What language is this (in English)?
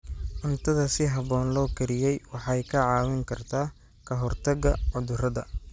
Somali